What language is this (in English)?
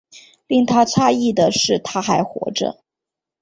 Chinese